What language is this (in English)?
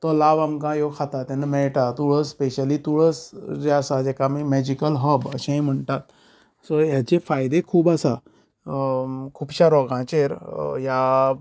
Konkani